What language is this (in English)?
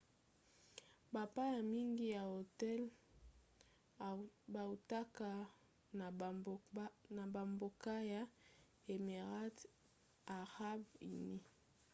Lingala